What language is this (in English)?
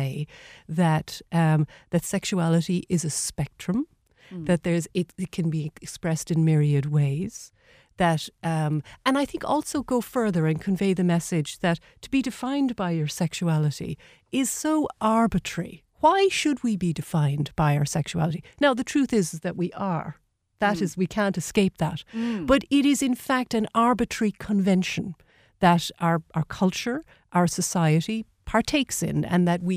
English